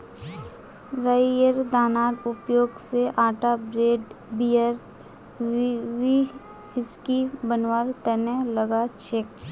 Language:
Magahi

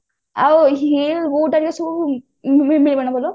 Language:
Odia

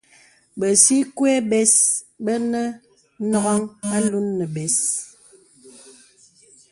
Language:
Bebele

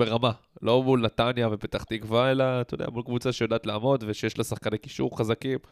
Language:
Hebrew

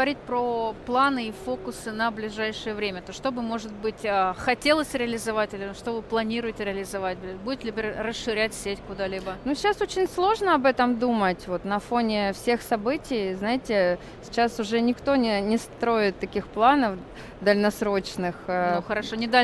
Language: Russian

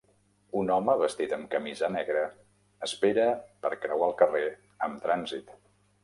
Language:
Catalan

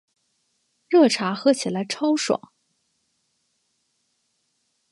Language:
Chinese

